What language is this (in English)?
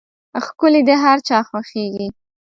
Pashto